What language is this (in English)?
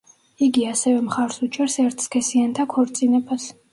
Georgian